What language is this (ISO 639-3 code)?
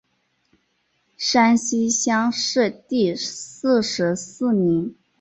zho